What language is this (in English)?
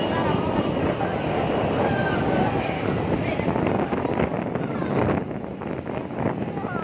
Indonesian